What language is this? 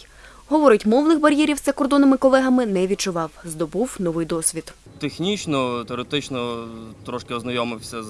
Ukrainian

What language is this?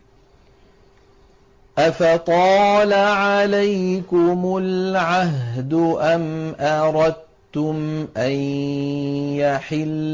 Arabic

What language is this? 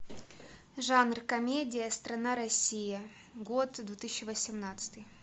Russian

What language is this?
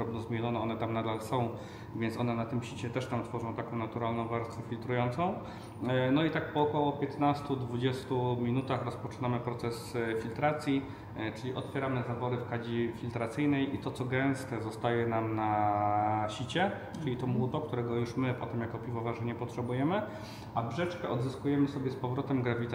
Polish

